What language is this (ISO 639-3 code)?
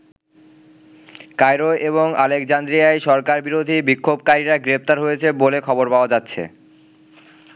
ben